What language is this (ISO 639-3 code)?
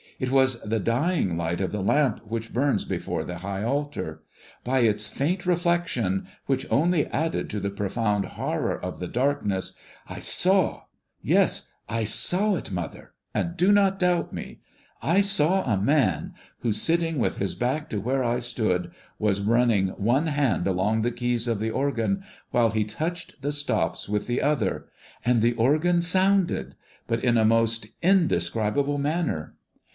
eng